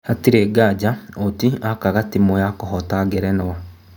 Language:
Kikuyu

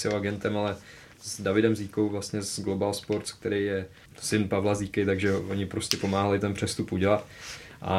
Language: Czech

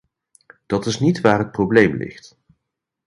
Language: Dutch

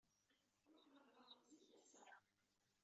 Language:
Kabyle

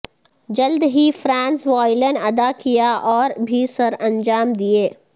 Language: Urdu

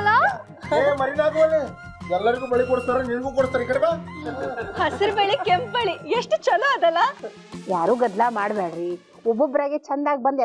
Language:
Kannada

